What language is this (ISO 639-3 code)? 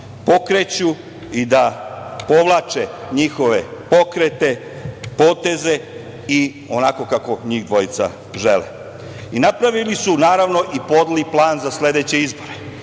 srp